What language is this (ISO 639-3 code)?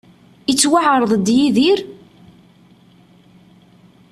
kab